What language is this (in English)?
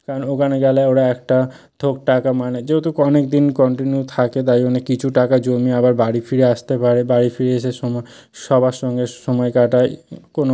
Bangla